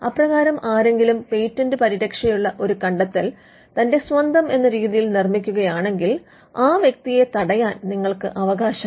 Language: Malayalam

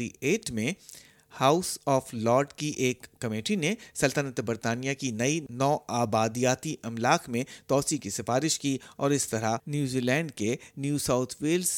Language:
Urdu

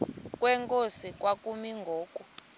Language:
Xhosa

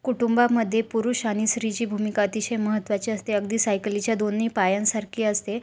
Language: Marathi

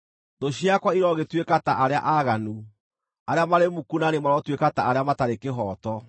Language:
Kikuyu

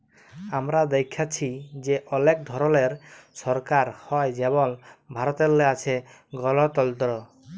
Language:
Bangla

